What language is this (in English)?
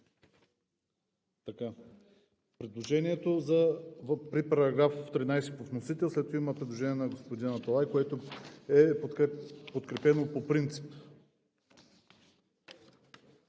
Bulgarian